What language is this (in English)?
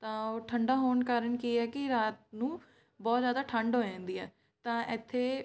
Punjabi